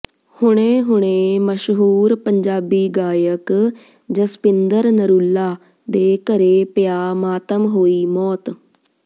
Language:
Punjabi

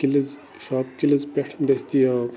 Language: Kashmiri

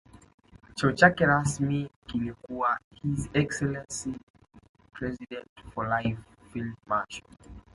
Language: Swahili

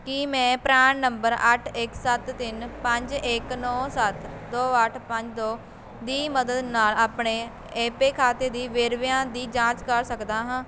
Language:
Punjabi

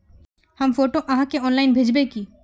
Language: Magahi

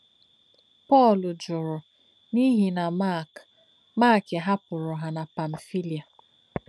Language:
Igbo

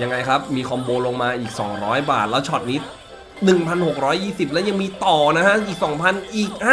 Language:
Thai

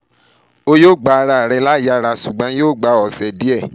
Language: Yoruba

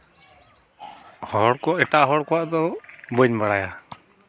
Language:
Santali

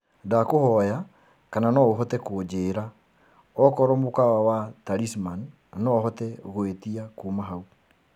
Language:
Kikuyu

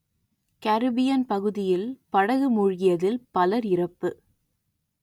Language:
Tamil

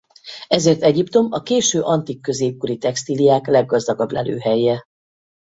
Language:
Hungarian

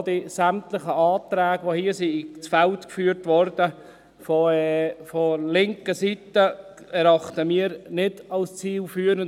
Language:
Swiss German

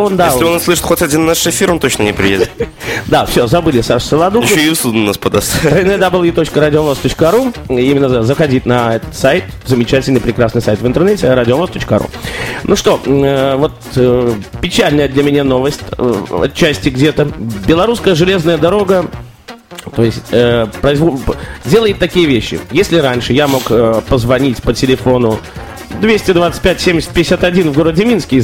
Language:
Russian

